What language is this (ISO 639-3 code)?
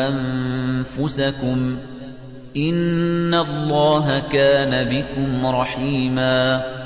ara